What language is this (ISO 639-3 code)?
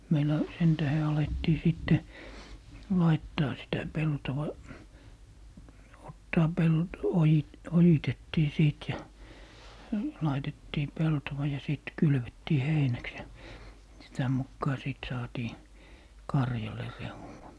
fin